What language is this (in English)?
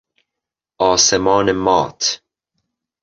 Persian